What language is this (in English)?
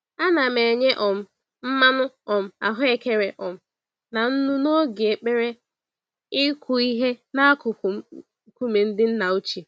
Igbo